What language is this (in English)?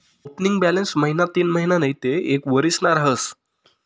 Marathi